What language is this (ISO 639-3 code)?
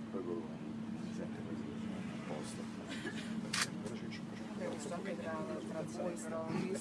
ita